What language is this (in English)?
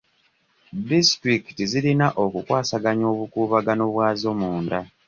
Ganda